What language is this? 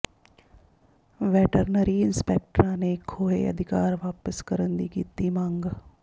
Punjabi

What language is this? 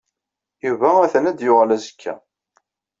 Kabyle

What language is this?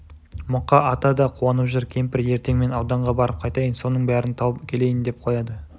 Kazakh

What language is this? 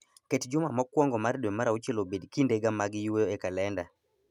Luo (Kenya and Tanzania)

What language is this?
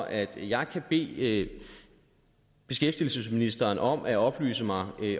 Danish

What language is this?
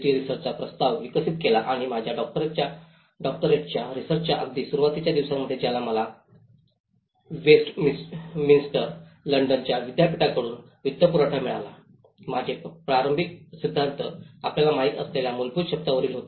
Marathi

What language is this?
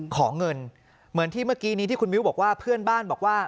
Thai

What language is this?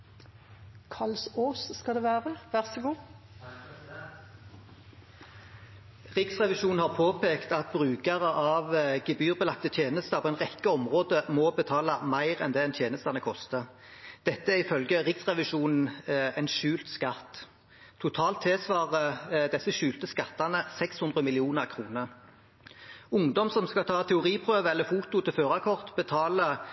Norwegian Bokmål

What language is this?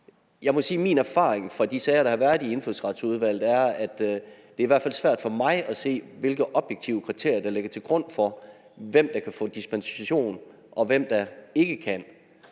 Danish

